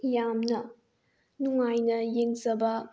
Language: Manipuri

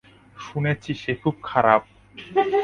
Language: Bangla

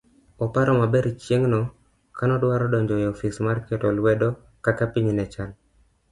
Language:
Luo (Kenya and Tanzania)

